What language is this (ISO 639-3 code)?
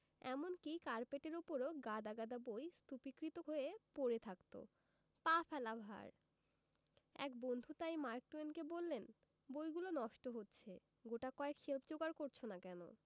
ben